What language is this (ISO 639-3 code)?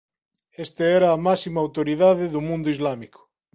glg